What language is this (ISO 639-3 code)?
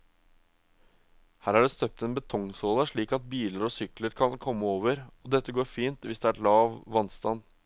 nor